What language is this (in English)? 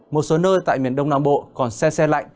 Vietnamese